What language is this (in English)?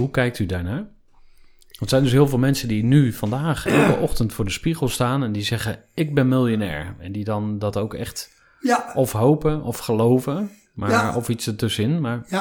Dutch